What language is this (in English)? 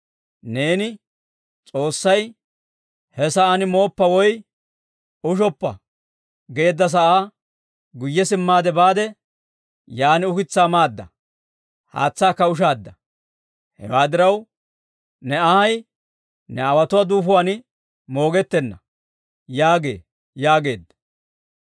Dawro